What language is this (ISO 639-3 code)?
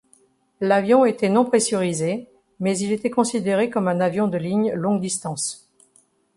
fra